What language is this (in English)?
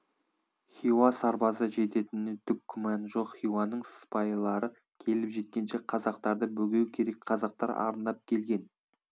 Kazakh